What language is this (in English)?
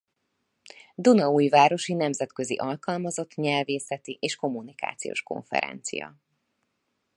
Hungarian